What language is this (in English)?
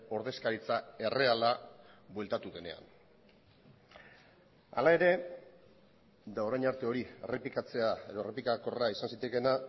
Basque